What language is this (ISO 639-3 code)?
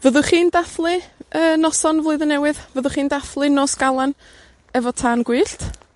cym